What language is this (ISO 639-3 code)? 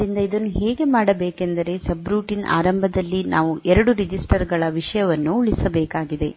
kan